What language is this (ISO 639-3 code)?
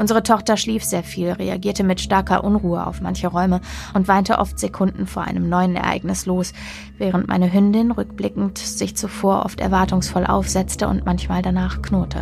deu